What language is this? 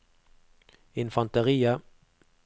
Norwegian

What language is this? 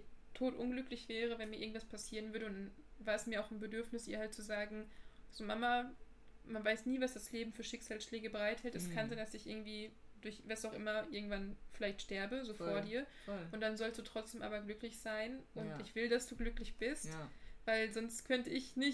German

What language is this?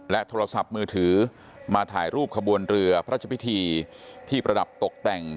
Thai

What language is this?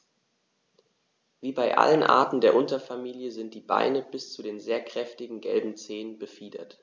German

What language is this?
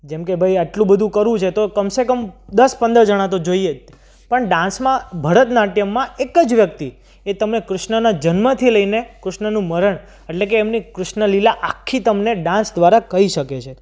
Gujarati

